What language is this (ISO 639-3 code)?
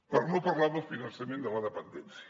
cat